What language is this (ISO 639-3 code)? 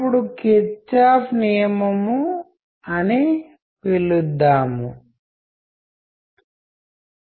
tel